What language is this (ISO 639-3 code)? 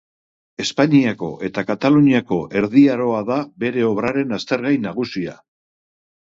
eus